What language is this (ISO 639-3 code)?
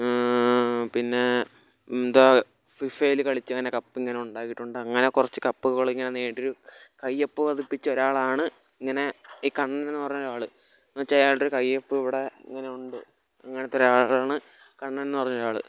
mal